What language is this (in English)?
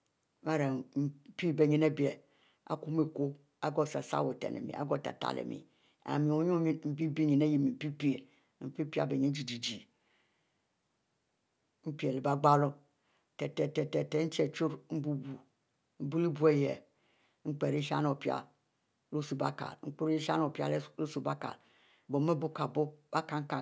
Mbe